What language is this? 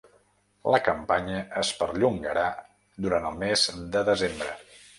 Catalan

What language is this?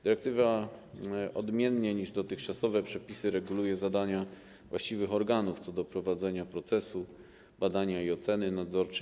Polish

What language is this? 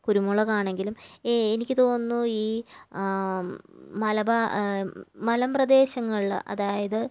Malayalam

